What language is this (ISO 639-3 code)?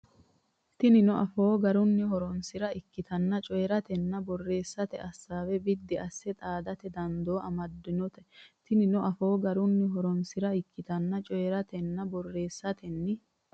sid